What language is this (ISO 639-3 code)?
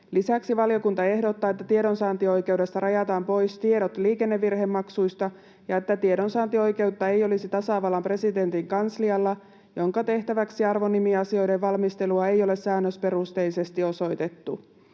fin